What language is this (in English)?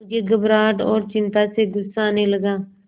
Hindi